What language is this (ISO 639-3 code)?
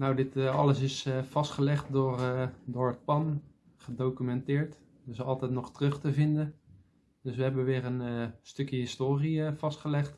nld